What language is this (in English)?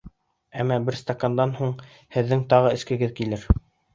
Bashkir